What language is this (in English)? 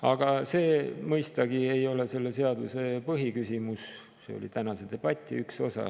Estonian